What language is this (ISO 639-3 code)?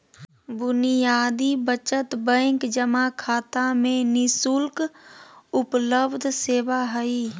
mag